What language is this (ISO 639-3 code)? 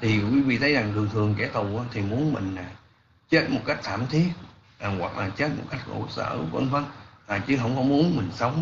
vie